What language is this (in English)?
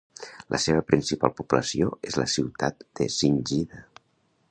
Catalan